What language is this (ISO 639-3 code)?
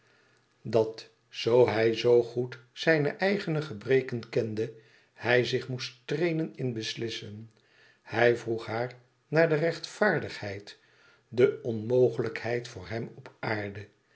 nld